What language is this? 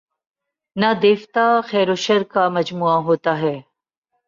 Urdu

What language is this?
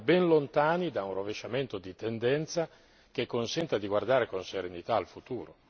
Italian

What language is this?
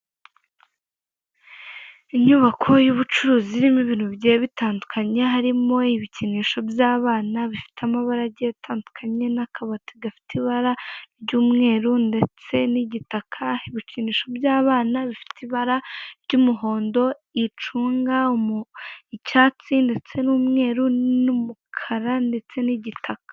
Kinyarwanda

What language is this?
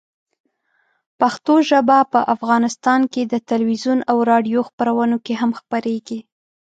Pashto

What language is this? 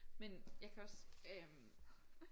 Danish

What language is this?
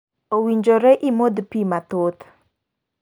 Luo (Kenya and Tanzania)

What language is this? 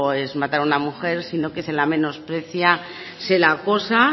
Spanish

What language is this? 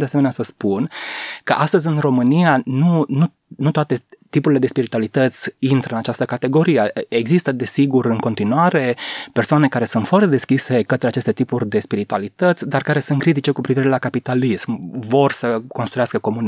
Romanian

